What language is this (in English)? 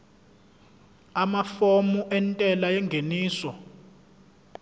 Zulu